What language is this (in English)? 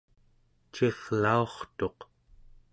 Central Yupik